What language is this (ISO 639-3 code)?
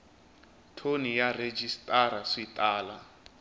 tso